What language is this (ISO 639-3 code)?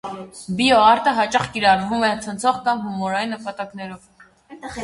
hye